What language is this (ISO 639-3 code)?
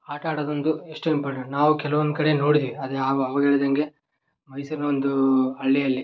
kan